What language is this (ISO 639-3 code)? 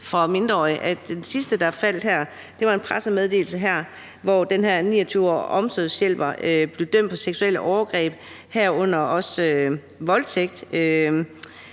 dan